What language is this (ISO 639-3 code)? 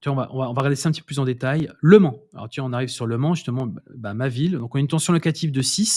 fra